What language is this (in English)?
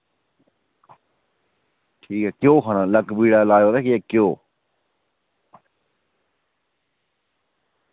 Dogri